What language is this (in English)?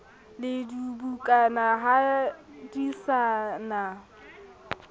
Southern Sotho